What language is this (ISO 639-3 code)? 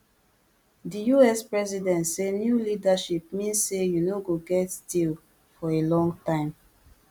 pcm